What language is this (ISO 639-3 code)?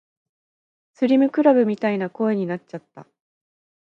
jpn